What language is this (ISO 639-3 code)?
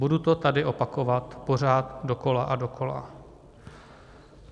ces